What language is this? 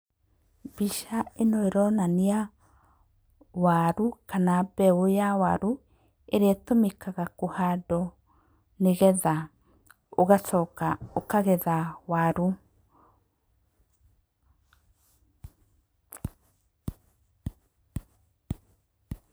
Kikuyu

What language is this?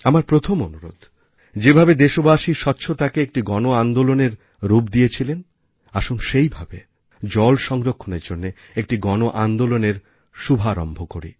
Bangla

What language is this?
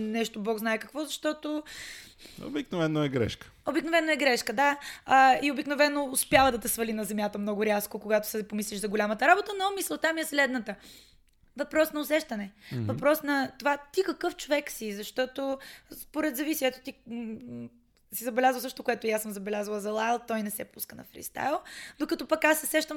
Bulgarian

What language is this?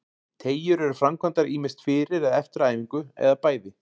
Icelandic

